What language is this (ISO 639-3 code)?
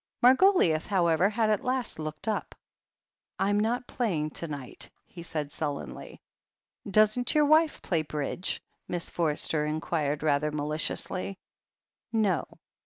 eng